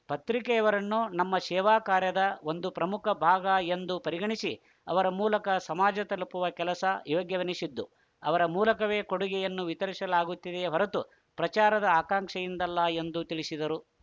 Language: Kannada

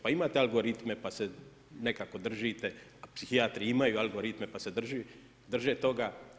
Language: Croatian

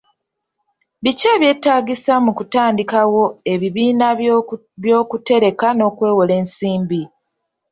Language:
Ganda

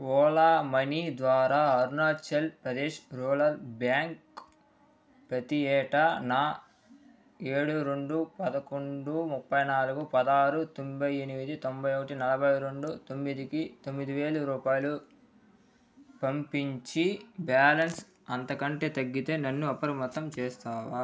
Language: Telugu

